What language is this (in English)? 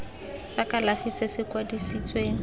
Tswana